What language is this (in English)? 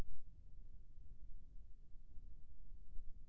Chhattisgarhi